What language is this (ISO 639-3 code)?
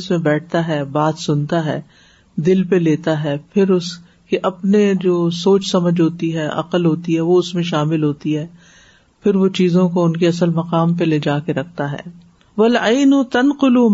urd